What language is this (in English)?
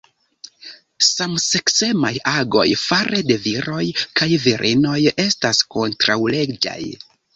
Esperanto